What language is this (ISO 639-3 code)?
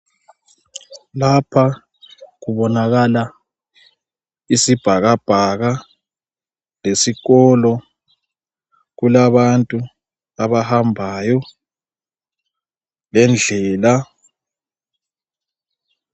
nde